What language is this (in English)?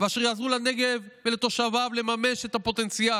Hebrew